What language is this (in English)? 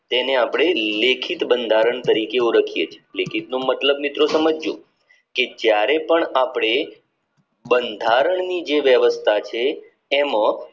Gujarati